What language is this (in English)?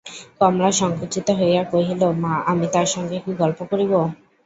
Bangla